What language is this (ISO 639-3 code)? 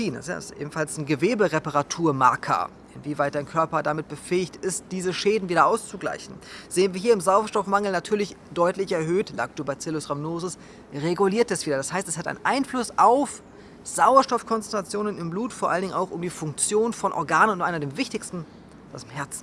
deu